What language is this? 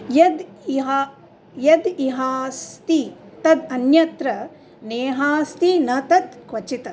Sanskrit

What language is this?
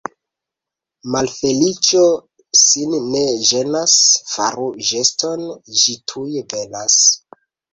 Esperanto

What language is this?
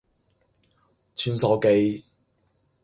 Cantonese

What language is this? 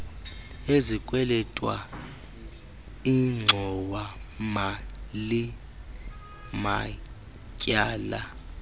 Xhosa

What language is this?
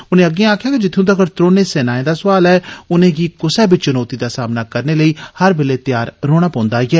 Dogri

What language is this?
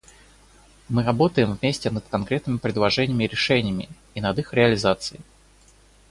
Russian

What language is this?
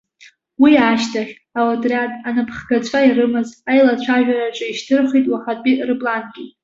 Abkhazian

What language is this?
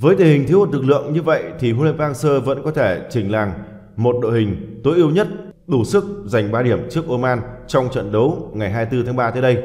Vietnamese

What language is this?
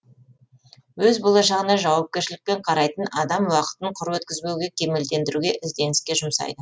Kazakh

